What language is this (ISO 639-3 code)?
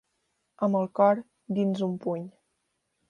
cat